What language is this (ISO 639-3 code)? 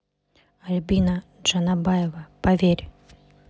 rus